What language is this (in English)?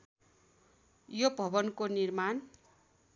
Nepali